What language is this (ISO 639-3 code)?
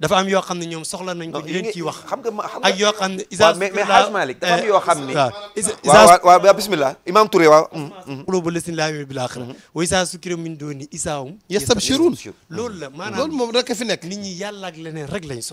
ara